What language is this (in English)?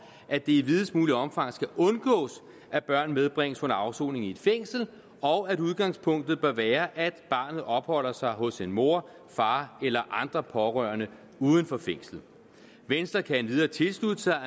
Danish